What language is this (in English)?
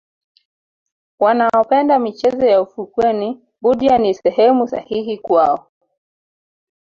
Swahili